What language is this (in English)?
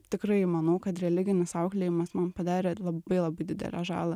Lithuanian